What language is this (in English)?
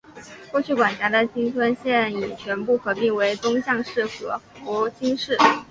Chinese